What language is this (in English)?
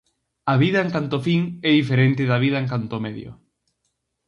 Galician